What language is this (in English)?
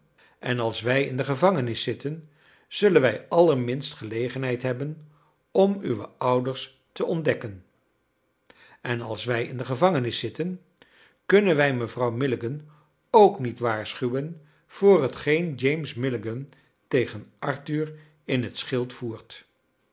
Dutch